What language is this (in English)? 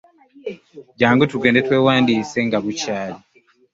Ganda